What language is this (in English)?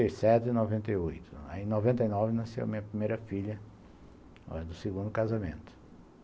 Portuguese